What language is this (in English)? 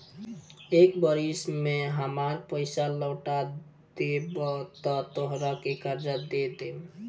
Bhojpuri